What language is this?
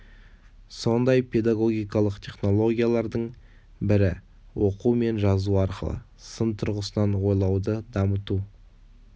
Kazakh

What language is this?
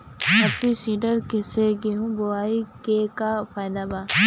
Bhojpuri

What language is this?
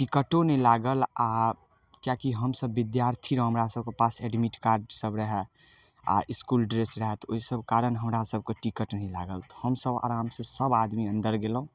Maithili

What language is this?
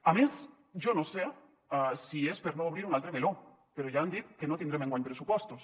Catalan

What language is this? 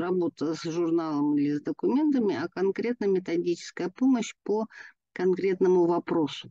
Russian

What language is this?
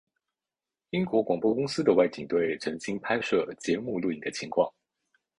Chinese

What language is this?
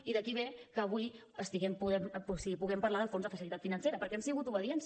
Catalan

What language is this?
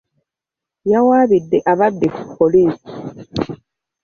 Ganda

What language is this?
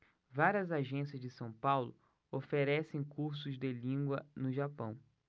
Portuguese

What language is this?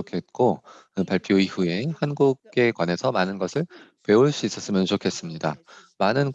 Korean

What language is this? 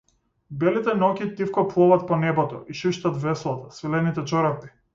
Macedonian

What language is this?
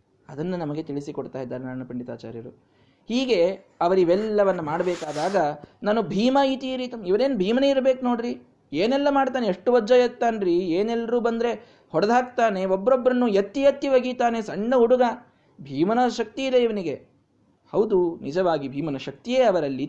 Kannada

